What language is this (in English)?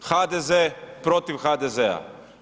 Croatian